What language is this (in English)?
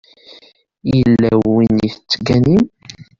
Kabyle